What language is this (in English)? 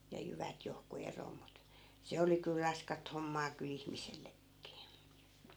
Finnish